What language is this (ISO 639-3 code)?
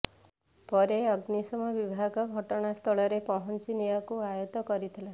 ori